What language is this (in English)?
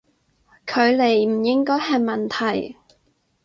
Cantonese